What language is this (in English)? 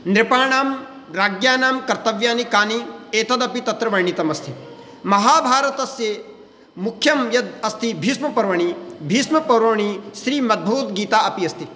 Sanskrit